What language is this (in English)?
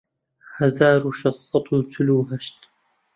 Central Kurdish